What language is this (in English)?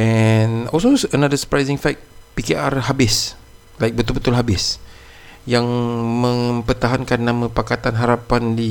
Malay